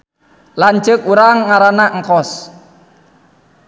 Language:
Sundanese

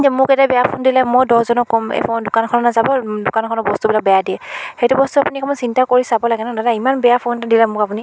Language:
Assamese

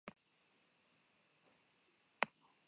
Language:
Basque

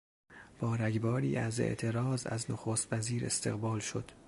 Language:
Persian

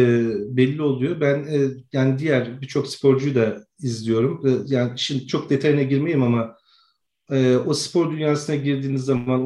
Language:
Turkish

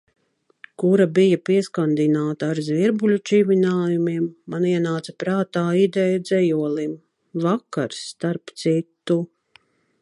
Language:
Latvian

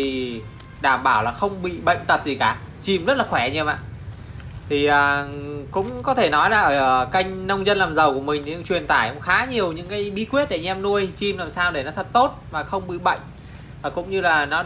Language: Vietnamese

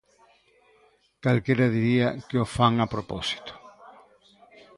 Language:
Galician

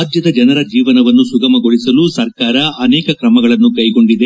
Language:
Kannada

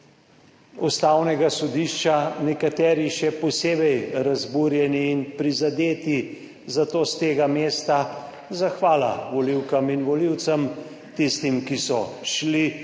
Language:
Slovenian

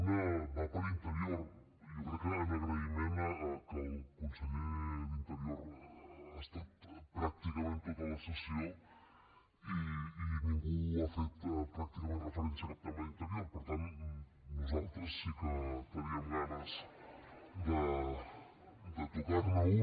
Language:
Catalan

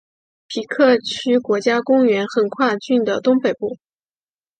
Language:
Chinese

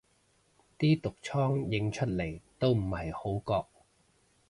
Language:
Cantonese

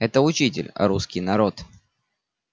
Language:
Russian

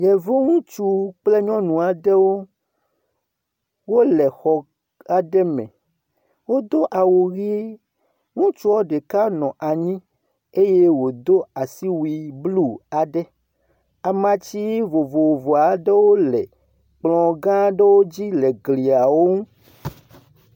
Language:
Ewe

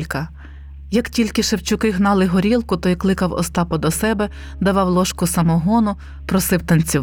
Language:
Ukrainian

